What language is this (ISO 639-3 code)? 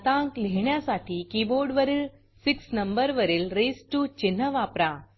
mar